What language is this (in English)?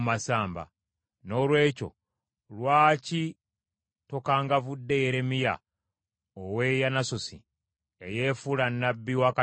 Ganda